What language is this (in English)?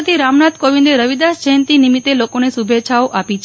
Gujarati